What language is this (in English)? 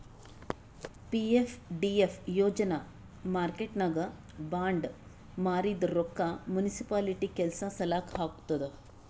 Kannada